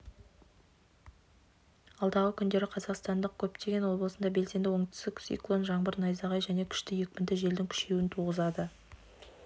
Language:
Kazakh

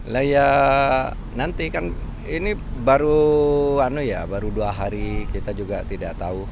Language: Indonesian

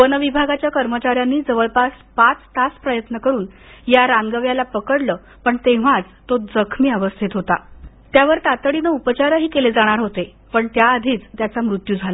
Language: Marathi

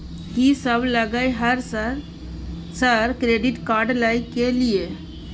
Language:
Maithili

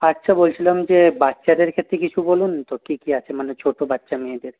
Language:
Bangla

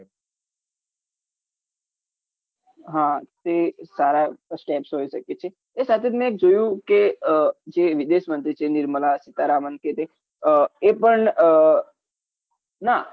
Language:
Gujarati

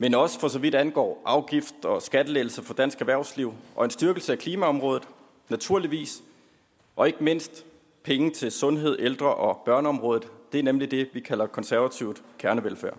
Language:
Danish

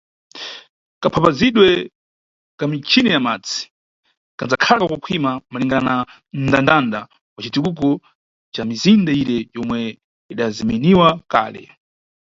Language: Nyungwe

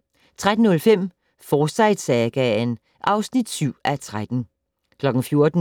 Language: Danish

